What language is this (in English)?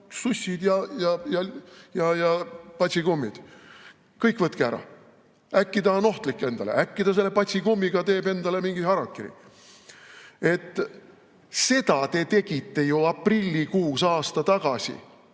Estonian